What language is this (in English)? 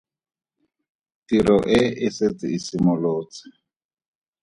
Tswana